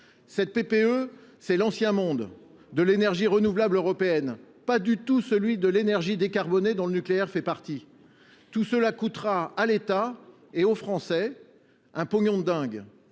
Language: French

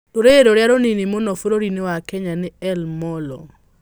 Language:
Kikuyu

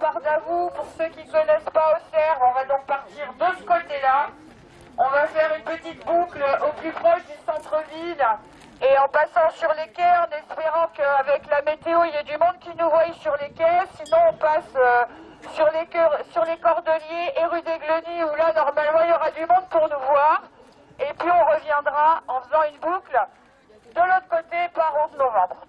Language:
French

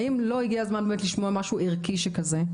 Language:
Hebrew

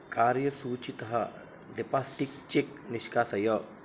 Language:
Sanskrit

